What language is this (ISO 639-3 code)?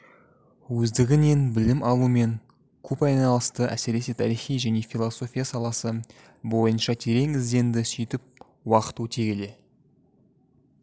kaz